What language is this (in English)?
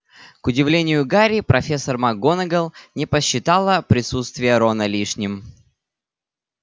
Russian